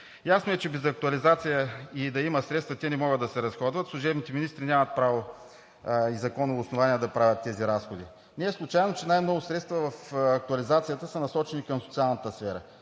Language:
Bulgarian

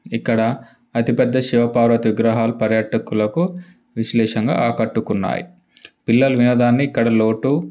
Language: Telugu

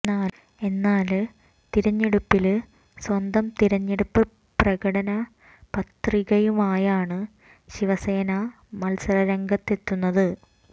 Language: Malayalam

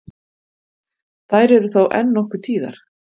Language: Icelandic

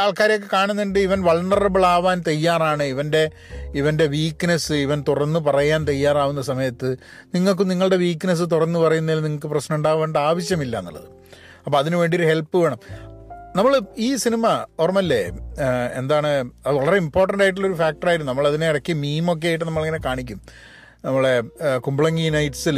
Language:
Malayalam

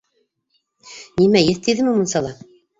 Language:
Bashkir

